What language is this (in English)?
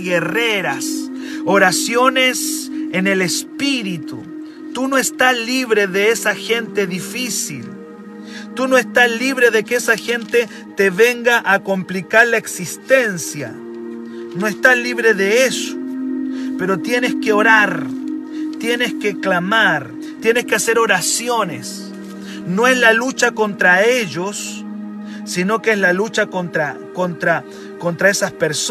Spanish